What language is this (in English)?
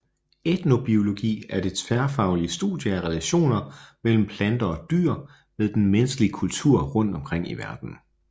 Danish